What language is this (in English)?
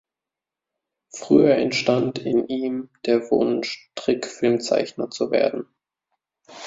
German